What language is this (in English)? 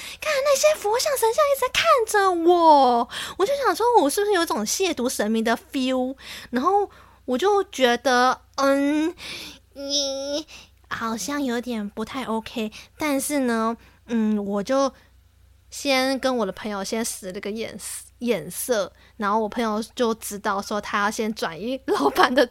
Chinese